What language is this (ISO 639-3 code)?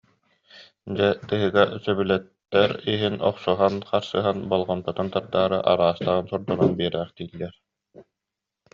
sah